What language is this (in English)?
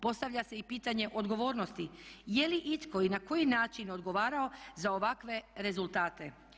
Croatian